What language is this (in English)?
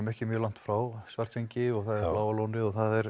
Icelandic